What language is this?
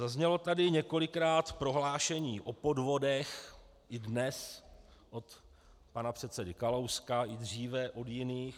Czech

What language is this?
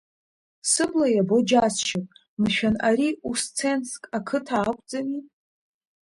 Abkhazian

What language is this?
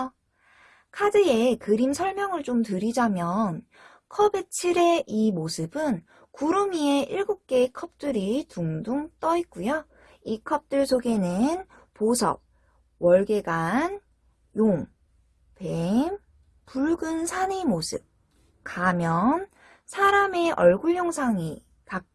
Korean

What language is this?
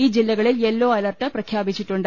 Malayalam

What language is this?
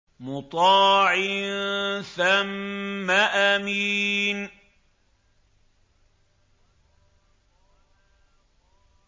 Arabic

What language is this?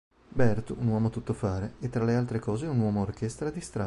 Italian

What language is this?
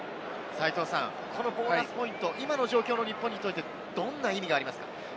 Japanese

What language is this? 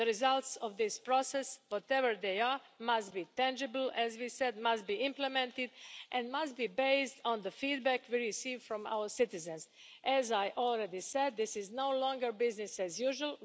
English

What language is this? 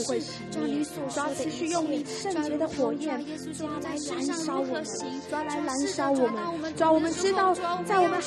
Chinese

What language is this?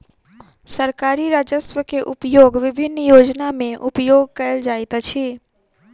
Maithili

